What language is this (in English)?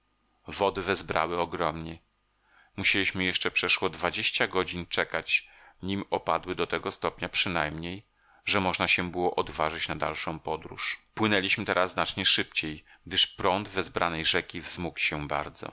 Polish